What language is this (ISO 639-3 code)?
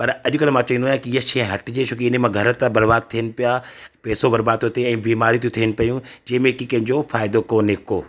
snd